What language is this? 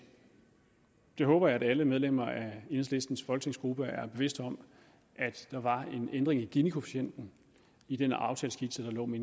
Danish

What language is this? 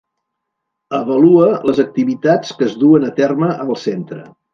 Catalan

